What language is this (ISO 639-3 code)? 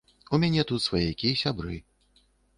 bel